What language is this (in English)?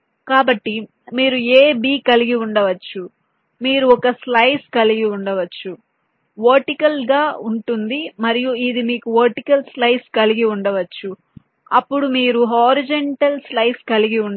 Telugu